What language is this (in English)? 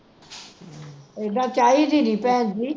Punjabi